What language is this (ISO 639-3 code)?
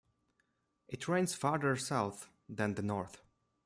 eng